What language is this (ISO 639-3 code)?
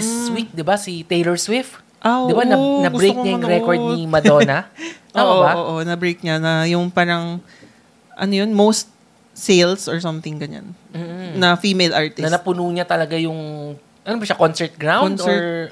fil